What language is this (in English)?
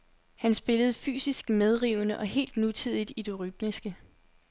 Danish